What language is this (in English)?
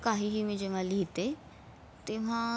Marathi